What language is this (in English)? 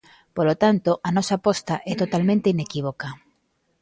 Galician